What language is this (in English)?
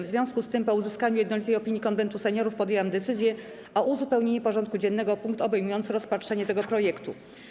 Polish